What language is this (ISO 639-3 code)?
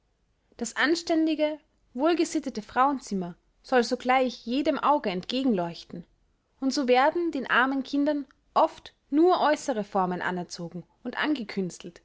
deu